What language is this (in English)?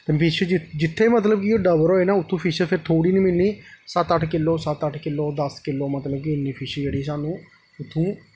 Dogri